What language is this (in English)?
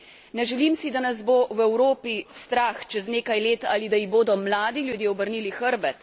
Slovenian